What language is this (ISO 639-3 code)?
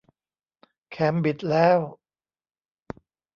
tha